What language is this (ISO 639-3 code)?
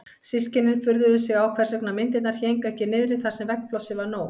isl